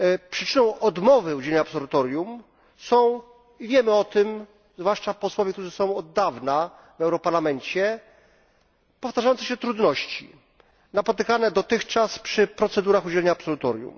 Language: Polish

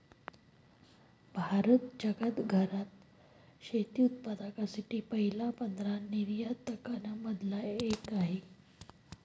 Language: Marathi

